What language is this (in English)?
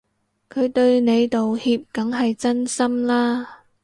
Cantonese